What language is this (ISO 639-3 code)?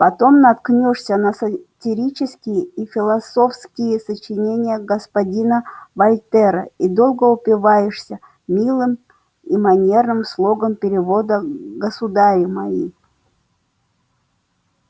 rus